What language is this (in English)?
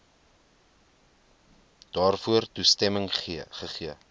Afrikaans